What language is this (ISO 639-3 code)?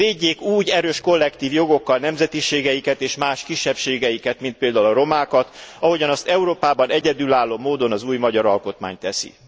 hun